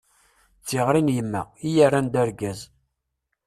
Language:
Kabyle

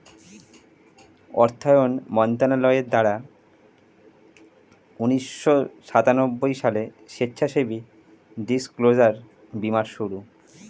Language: Bangla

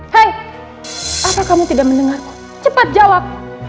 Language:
Indonesian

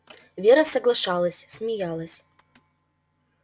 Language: Russian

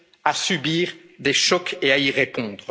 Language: French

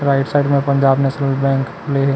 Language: Chhattisgarhi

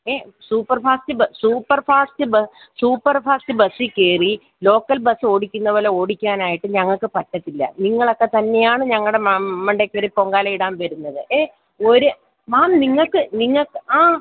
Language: Malayalam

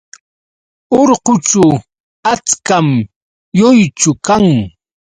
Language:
Yauyos Quechua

